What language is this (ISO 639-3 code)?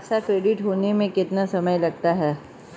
hin